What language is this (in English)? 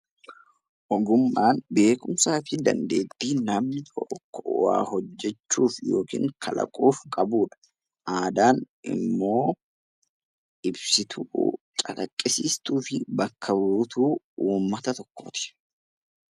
Oromo